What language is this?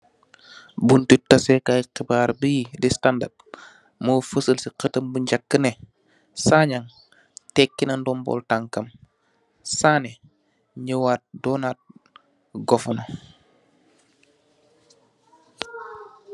Wolof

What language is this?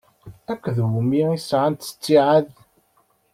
Kabyle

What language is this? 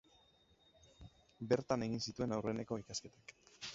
Basque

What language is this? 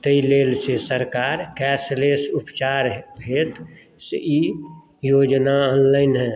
Maithili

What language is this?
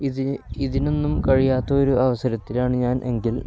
Malayalam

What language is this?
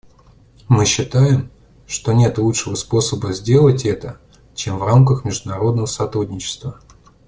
Russian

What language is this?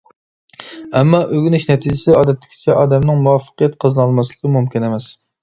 Uyghur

